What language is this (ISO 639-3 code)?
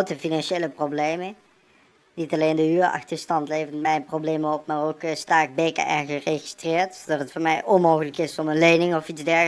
nld